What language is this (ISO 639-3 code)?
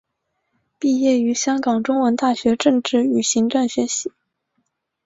zho